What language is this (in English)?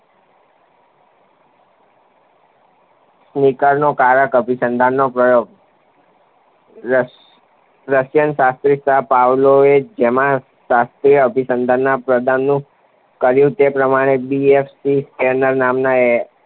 Gujarati